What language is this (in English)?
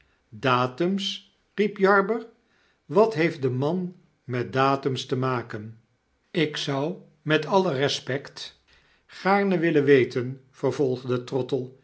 Dutch